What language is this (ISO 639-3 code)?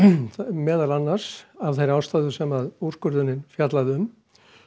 isl